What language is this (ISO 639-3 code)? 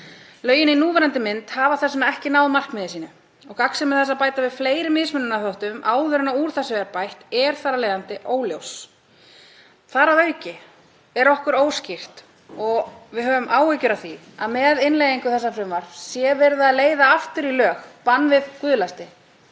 isl